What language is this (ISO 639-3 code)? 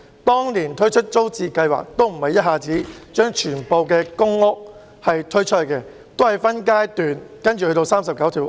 yue